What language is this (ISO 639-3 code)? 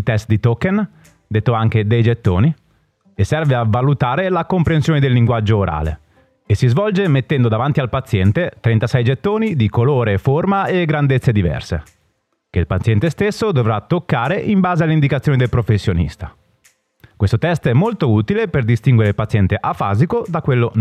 ita